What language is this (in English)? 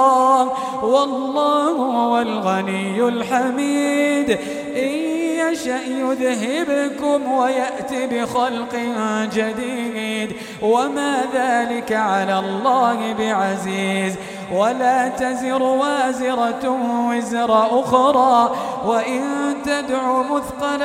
Arabic